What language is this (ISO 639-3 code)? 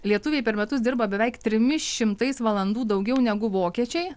lit